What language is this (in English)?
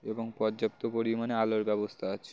Bangla